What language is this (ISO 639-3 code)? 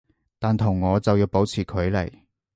yue